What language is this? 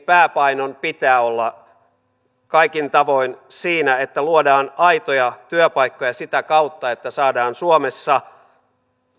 Finnish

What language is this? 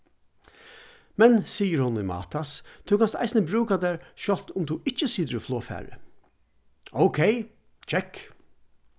Faroese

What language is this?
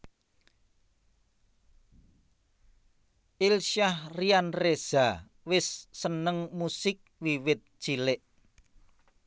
Javanese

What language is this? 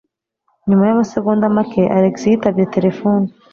Kinyarwanda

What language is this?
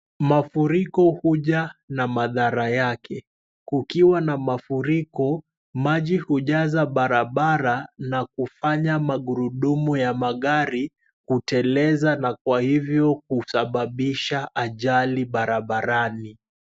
Swahili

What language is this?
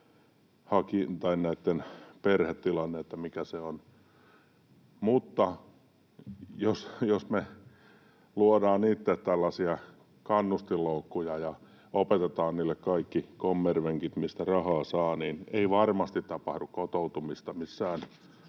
Finnish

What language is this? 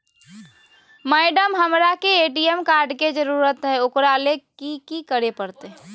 Magahi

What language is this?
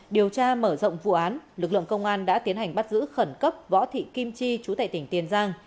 Vietnamese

